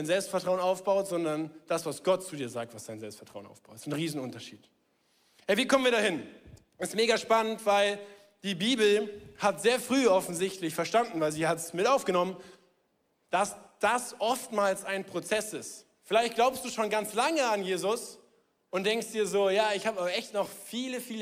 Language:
German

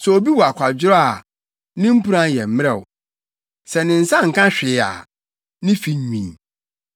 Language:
Akan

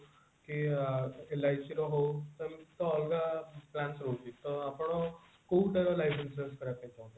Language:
Odia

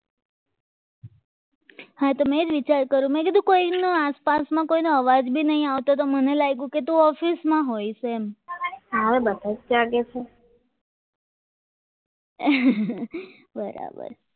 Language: Gujarati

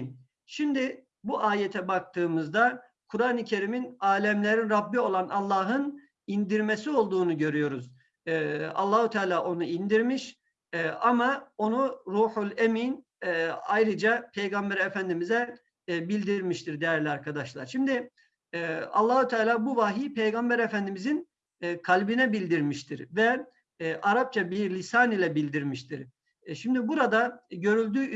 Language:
Turkish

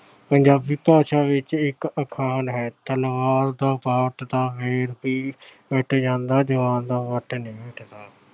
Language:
Punjabi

